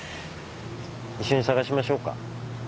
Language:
Japanese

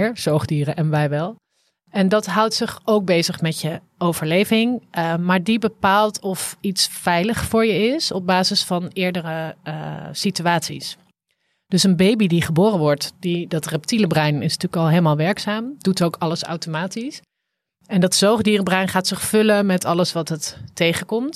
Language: Dutch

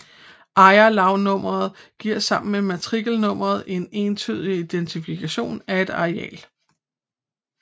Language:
Danish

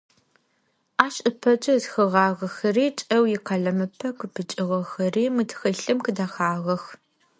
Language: Adyghe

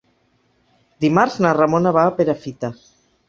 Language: Catalan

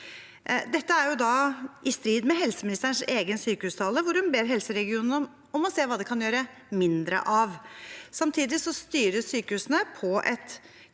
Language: Norwegian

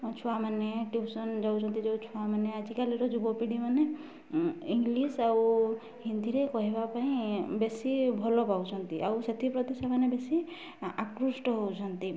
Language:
Odia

